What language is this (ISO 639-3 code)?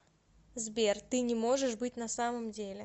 rus